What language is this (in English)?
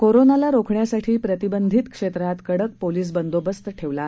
Marathi